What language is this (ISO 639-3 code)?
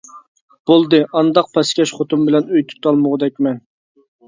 uig